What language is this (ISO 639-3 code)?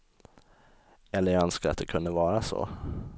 swe